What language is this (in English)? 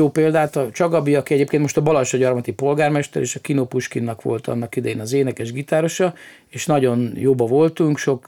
Hungarian